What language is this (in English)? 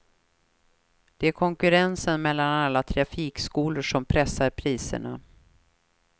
Swedish